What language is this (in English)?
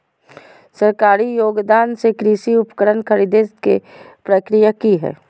Magahi